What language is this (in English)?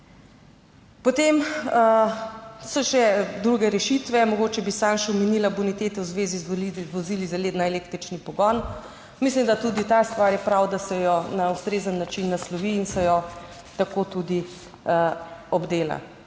Slovenian